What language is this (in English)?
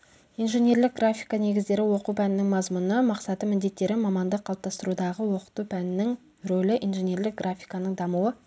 Kazakh